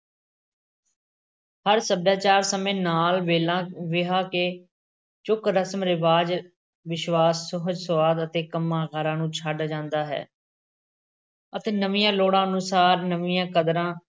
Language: Punjabi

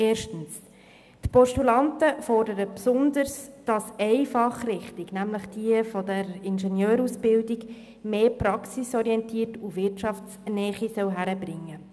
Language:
Swiss German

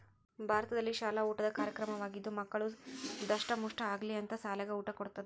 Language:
Kannada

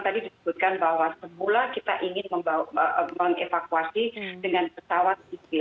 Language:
Indonesian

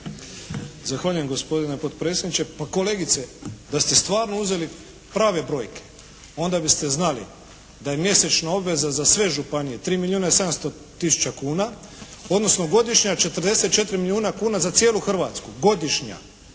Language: Croatian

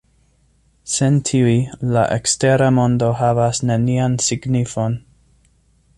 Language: Esperanto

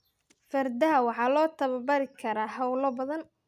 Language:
Somali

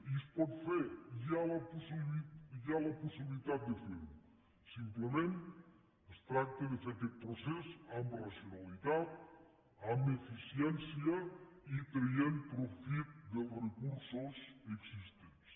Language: Catalan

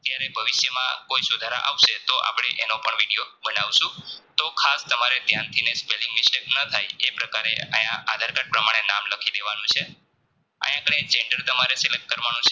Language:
Gujarati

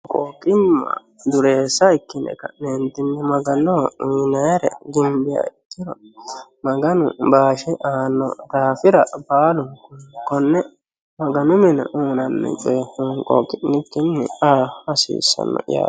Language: Sidamo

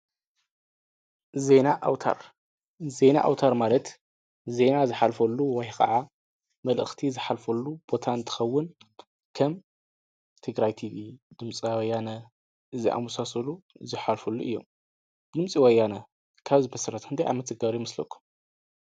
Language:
Tigrinya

